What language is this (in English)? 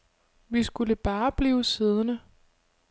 Danish